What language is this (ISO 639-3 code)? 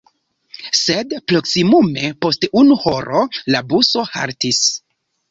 epo